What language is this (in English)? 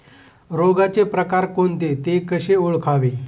Marathi